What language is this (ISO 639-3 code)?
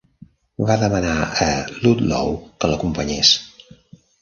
cat